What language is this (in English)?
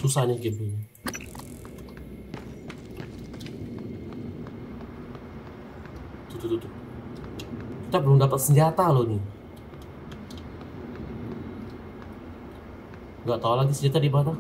Indonesian